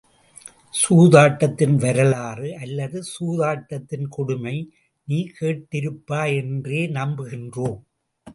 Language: Tamil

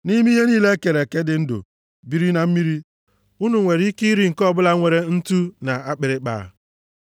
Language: Igbo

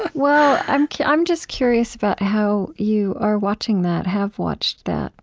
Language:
English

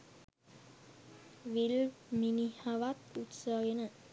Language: Sinhala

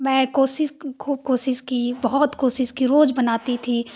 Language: Hindi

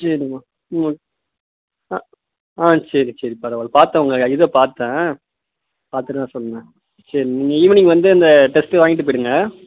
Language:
Tamil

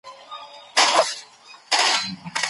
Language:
Pashto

